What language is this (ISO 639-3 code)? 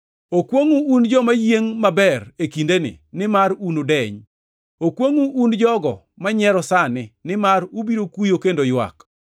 luo